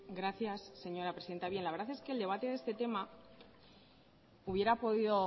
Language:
Spanish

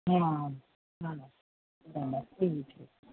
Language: Gujarati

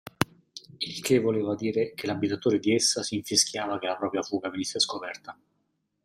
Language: Italian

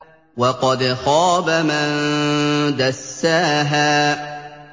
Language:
Arabic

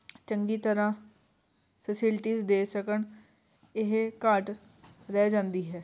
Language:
Punjabi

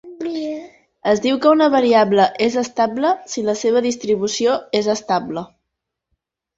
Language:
Catalan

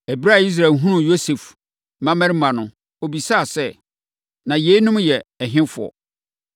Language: Akan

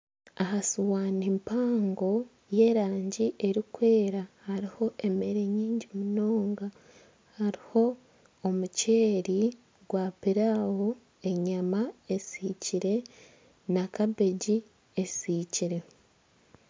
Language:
Nyankole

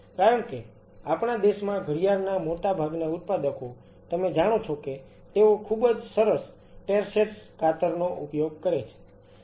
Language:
Gujarati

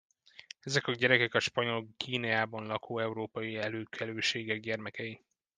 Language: Hungarian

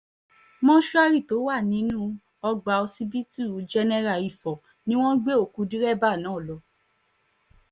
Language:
Yoruba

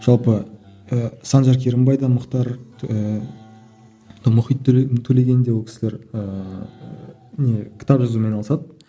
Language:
Kazakh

